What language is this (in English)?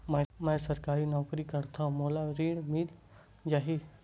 Chhattisgarhi